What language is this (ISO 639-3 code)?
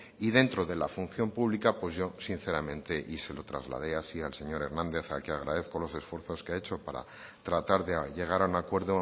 spa